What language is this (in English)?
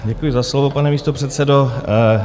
Czech